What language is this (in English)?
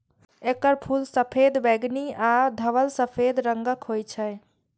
Maithili